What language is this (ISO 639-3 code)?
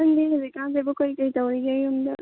mni